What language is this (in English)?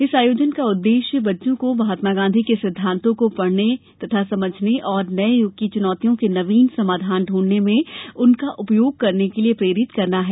Hindi